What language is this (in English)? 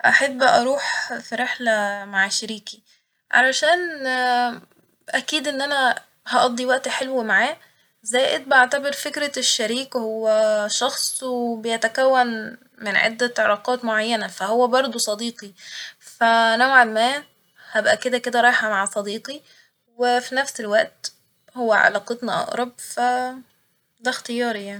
Egyptian Arabic